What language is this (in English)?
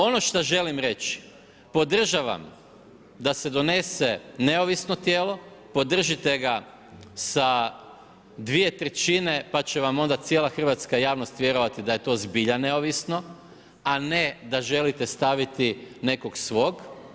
Croatian